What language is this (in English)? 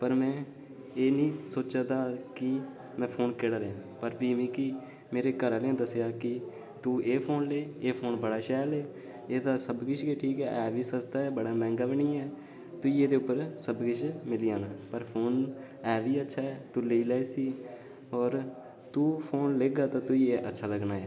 Dogri